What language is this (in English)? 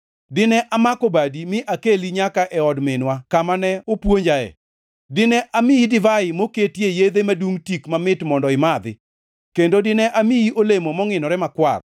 Luo (Kenya and Tanzania)